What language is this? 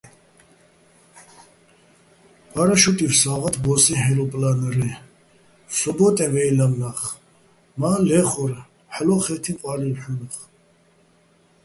Bats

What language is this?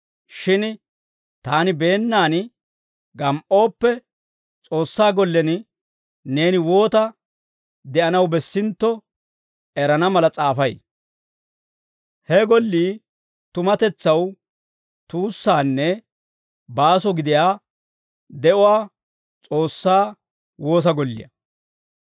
Dawro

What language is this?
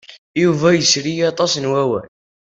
Kabyle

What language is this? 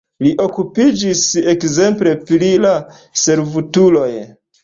Esperanto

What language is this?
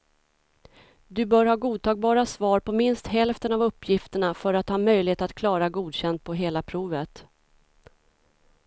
Swedish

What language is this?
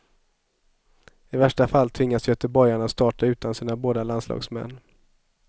Swedish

